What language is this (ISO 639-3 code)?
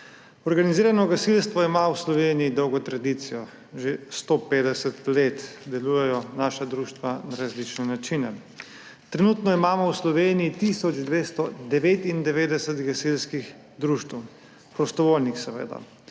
slv